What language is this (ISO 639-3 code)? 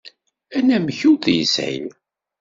kab